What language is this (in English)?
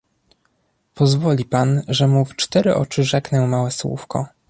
Polish